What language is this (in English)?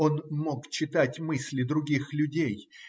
Russian